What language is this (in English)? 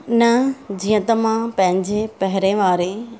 Sindhi